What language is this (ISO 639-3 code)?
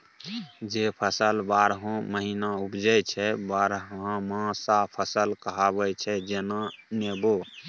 mai